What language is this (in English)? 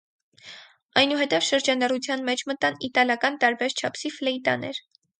Armenian